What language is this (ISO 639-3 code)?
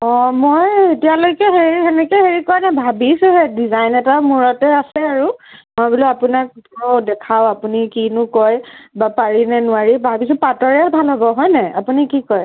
asm